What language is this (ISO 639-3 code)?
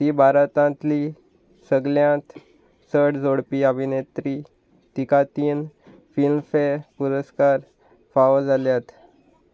kok